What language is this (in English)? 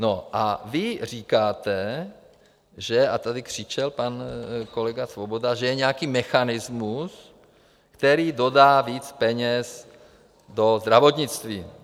Czech